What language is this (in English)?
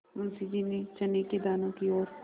Hindi